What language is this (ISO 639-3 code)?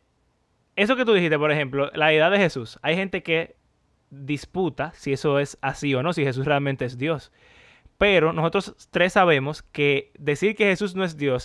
spa